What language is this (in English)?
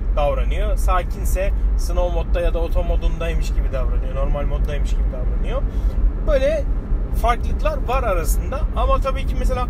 Turkish